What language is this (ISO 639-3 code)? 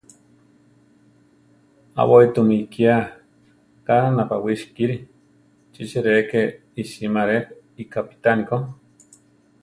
tar